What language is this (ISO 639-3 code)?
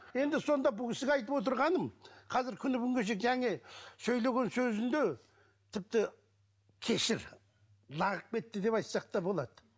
kaz